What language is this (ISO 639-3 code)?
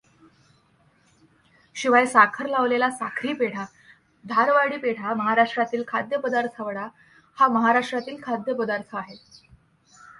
mar